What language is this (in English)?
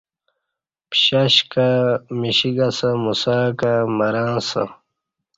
Kati